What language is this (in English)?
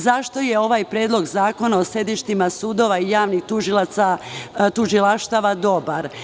Serbian